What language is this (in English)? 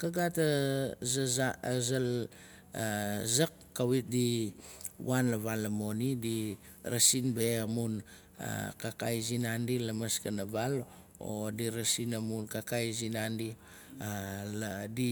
Nalik